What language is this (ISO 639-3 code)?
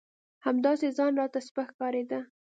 pus